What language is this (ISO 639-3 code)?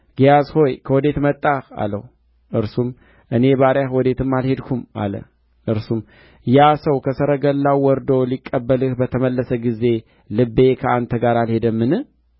amh